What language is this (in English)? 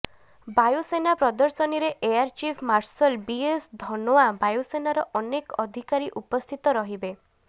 Odia